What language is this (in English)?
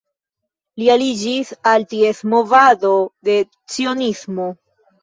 Esperanto